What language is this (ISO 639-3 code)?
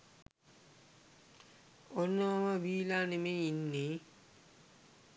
sin